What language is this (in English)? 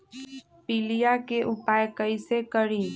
Magahi